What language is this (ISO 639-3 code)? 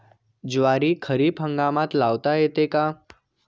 mar